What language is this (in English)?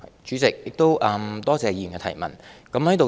Cantonese